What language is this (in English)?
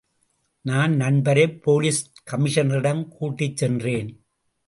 Tamil